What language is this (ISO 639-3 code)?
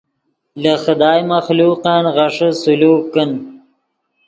ydg